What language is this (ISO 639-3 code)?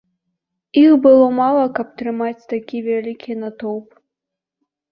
bel